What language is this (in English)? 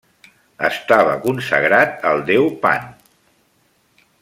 Catalan